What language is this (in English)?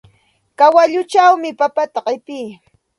Santa Ana de Tusi Pasco Quechua